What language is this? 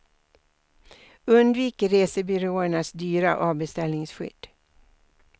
Swedish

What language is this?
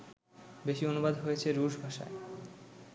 Bangla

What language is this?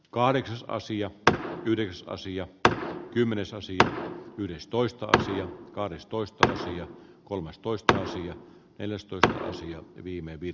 Finnish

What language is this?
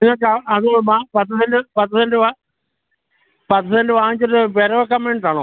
Malayalam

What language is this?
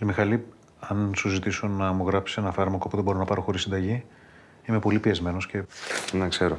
Greek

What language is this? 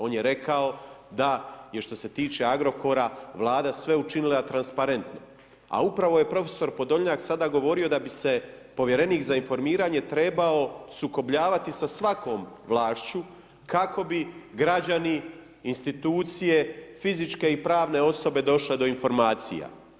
Croatian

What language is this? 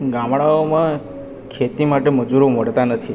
Gujarati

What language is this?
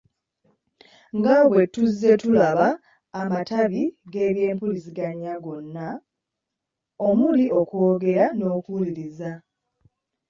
Ganda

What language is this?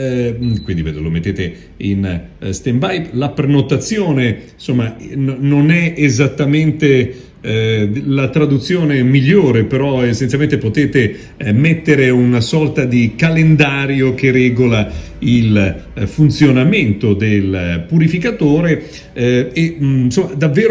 Italian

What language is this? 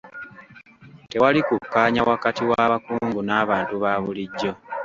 Ganda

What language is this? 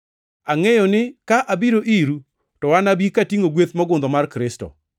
Luo (Kenya and Tanzania)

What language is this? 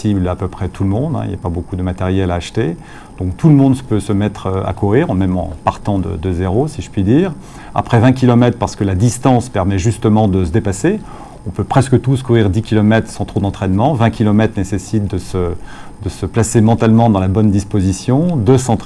French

